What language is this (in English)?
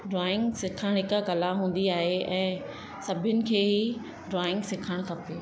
Sindhi